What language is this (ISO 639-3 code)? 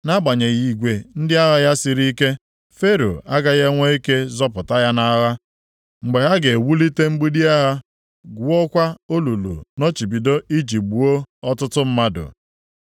ibo